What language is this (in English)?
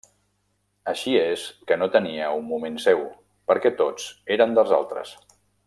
Catalan